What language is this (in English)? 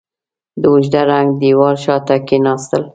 Pashto